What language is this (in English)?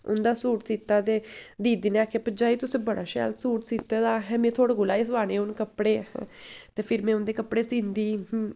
Dogri